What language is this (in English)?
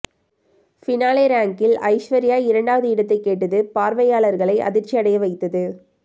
Tamil